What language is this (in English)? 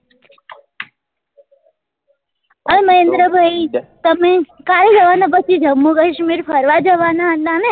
Gujarati